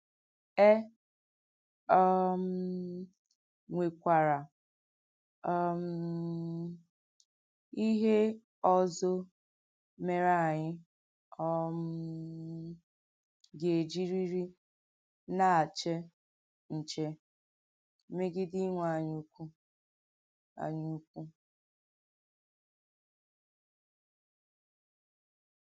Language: Igbo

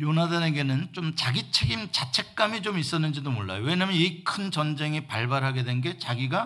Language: Korean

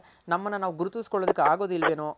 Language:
Kannada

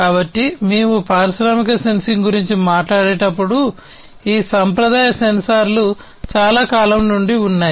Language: Telugu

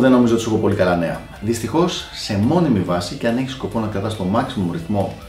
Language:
Greek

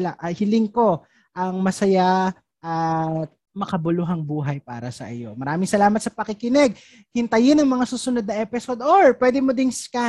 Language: Filipino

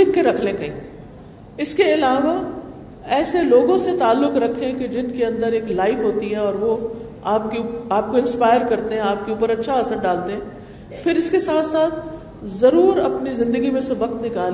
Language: Urdu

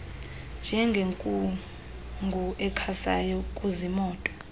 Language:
Xhosa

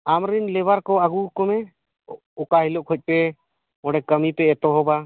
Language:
Santali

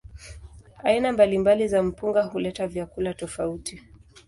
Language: Swahili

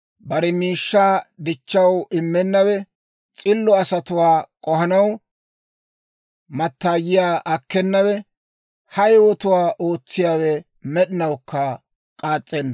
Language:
Dawro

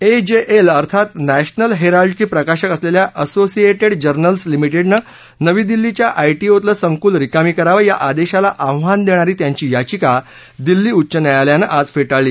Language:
Marathi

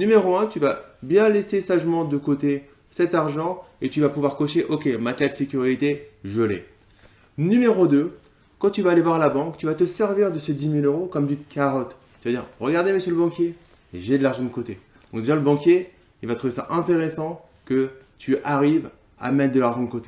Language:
French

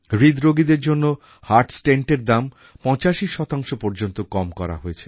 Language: Bangla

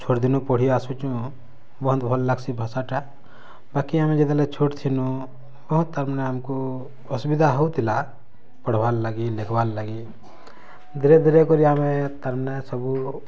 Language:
Odia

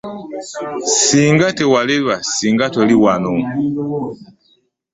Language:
Ganda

